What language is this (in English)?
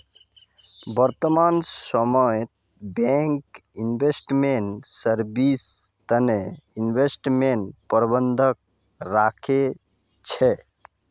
Magahi